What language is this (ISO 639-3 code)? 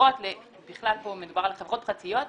heb